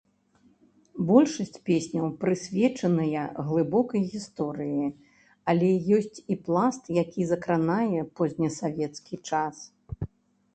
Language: Belarusian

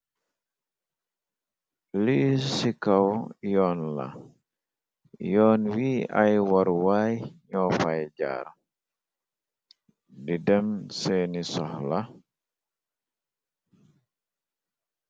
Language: Wolof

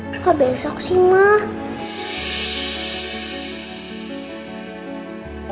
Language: Indonesian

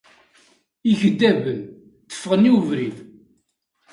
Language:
Kabyle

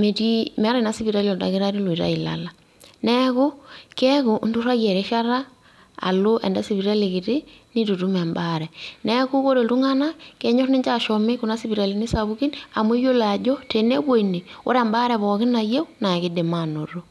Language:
Masai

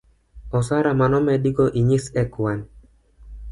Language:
Luo (Kenya and Tanzania)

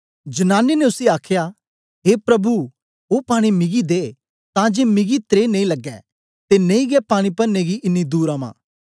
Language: Dogri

